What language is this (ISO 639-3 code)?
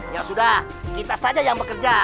ind